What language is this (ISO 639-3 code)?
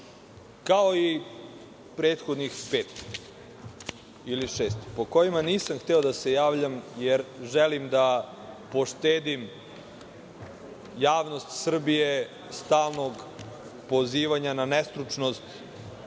srp